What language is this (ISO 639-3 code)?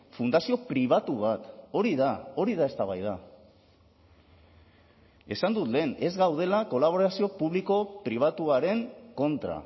eus